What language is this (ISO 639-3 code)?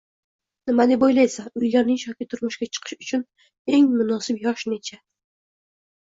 uzb